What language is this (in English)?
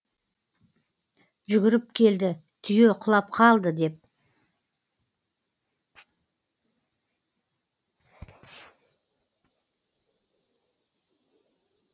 Kazakh